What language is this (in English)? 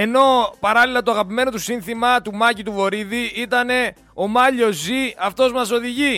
Greek